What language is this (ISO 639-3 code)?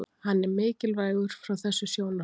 isl